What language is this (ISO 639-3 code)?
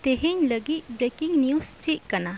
sat